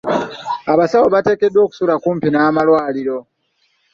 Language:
Ganda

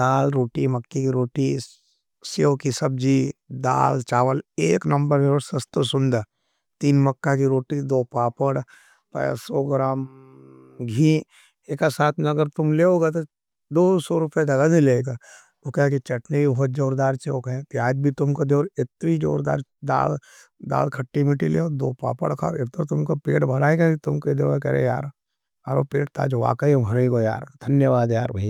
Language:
Nimadi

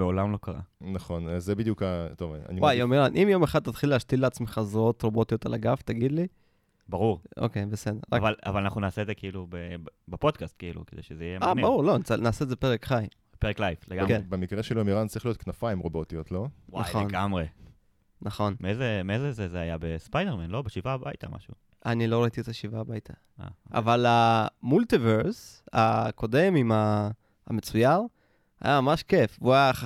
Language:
Hebrew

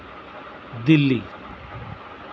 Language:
Santali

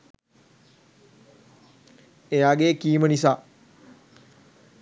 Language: Sinhala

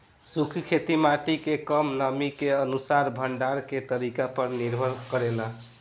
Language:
Bhojpuri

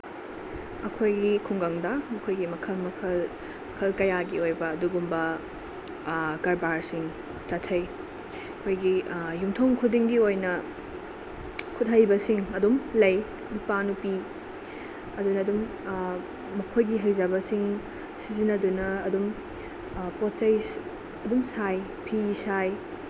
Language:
Manipuri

